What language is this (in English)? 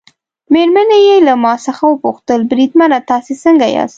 Pashto